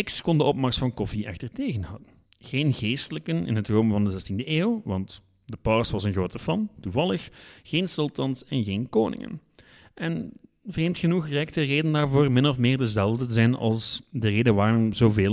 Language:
Dutch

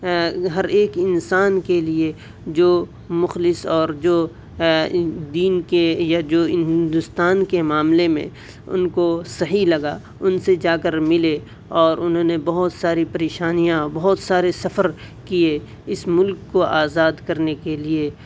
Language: Urdu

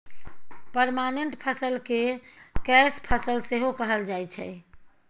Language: Maithili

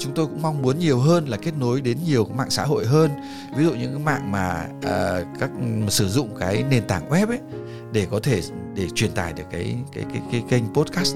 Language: Vietnamese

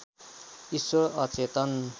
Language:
Nepali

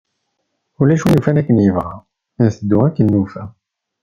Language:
Kabyle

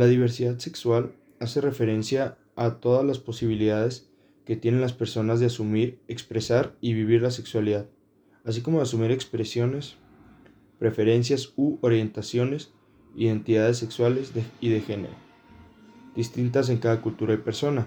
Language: Spanish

